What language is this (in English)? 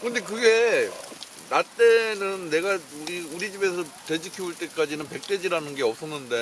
Korean